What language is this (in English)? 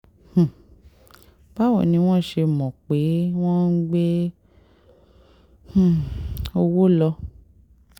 Yoruba